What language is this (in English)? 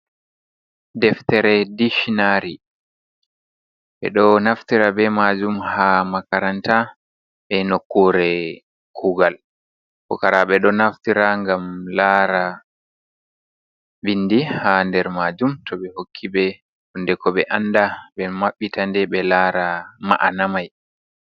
Fula